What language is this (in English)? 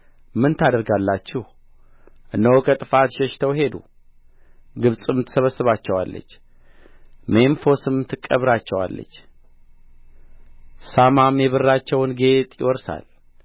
Amharic